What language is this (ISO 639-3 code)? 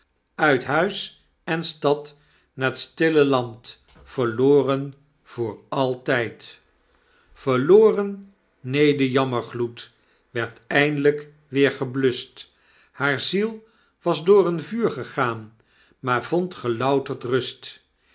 nld